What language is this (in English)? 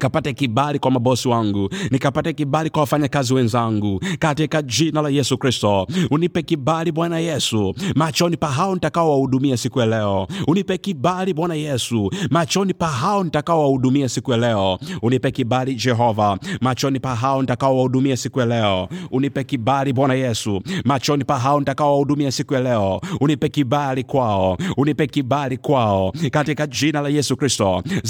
Swahili